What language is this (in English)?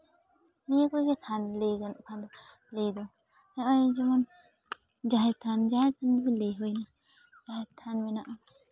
Santali